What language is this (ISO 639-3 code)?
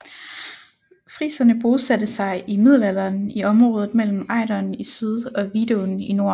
dan